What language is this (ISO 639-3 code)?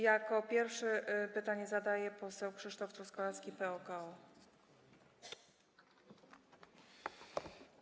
pol